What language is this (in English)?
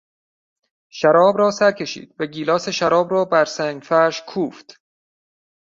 Persian